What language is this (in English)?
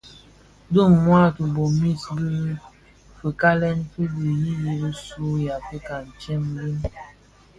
Bafia